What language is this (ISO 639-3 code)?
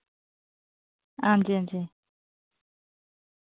doi